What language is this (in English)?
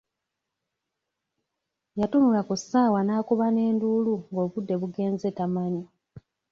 Ganda